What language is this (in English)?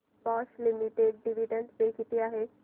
Marathi